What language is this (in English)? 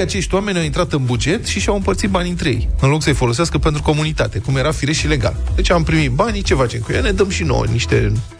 Romanian